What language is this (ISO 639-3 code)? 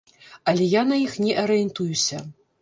bel